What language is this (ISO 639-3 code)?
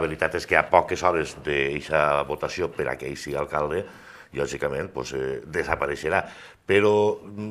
spa